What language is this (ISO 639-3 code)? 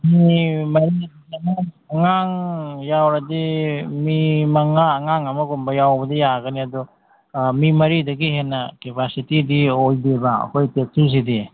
mni